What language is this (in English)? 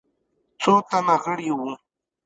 Pashto